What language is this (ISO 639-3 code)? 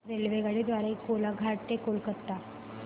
mar